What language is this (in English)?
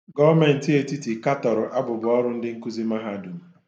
Igbo